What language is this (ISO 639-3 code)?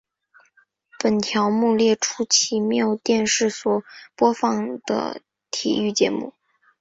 zho